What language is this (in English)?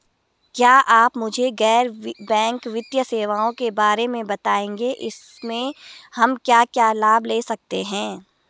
Hindi